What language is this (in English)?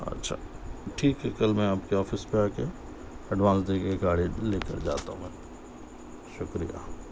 Urdu